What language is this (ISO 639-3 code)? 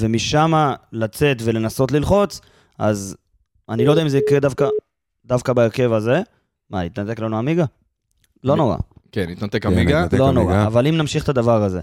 heb